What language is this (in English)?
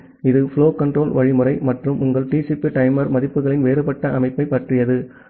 Tamil